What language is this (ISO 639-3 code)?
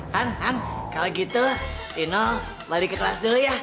ind